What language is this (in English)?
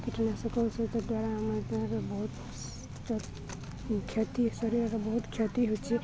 Odia